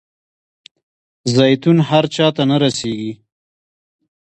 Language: Pashto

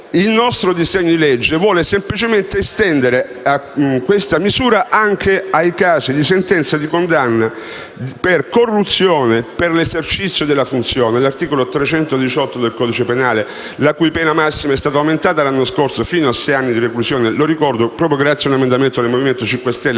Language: Italian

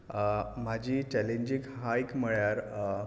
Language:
Konkani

